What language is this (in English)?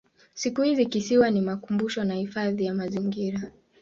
Swahili